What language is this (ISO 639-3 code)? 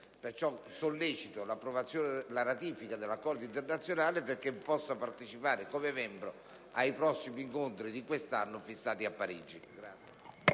ita